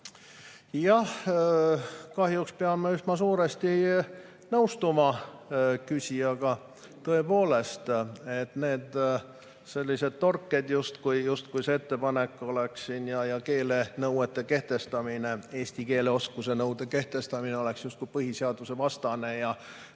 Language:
Estonian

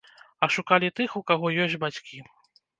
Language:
Belarusian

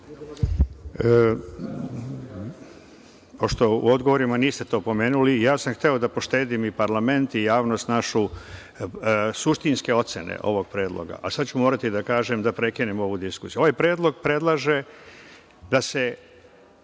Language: Serbian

